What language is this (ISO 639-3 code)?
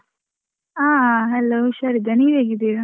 kan